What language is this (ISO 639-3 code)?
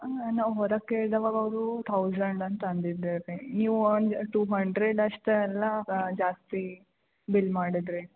kan